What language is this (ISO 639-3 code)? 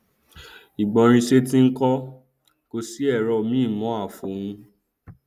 yor